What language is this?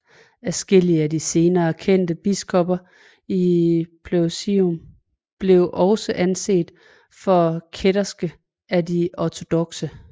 Danish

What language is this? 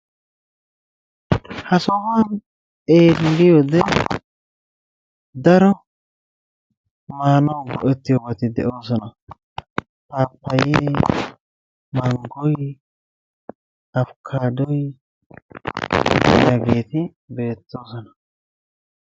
Wolaytta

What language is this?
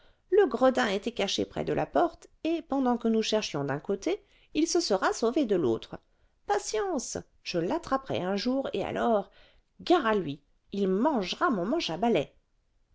French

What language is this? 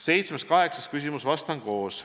Estonian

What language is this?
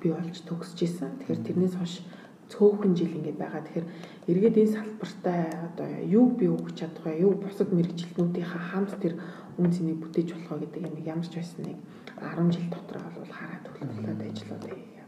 Romanian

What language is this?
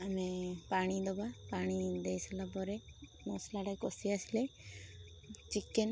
Odia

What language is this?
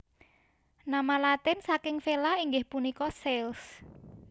Javanese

